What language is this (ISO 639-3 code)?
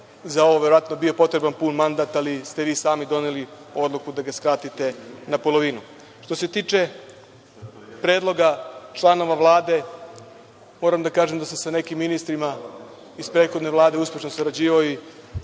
srp